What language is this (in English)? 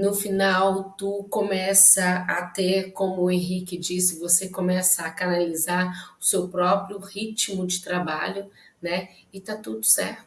Portuguese